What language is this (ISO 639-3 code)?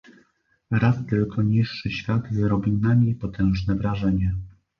pol